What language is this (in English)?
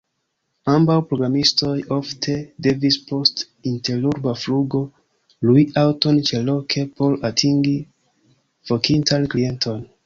Esperanto